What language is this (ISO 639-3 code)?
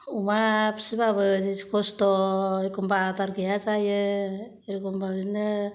brx